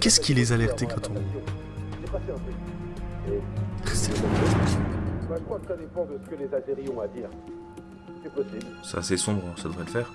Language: French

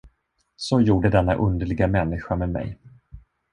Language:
Swedish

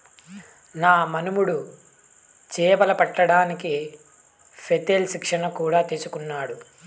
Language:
Telugu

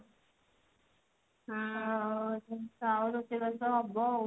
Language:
Odia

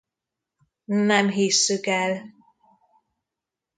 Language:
Hungarian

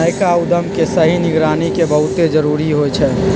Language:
Magahi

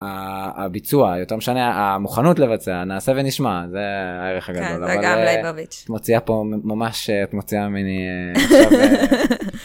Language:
Hebrew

